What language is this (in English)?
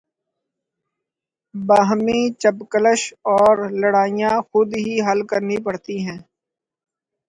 Urdu